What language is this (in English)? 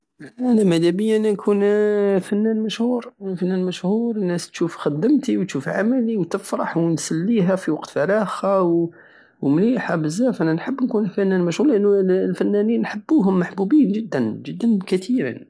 Algerian Saharan Arabic